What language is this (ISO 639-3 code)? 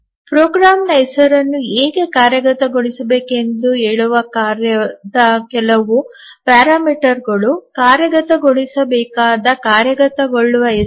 kan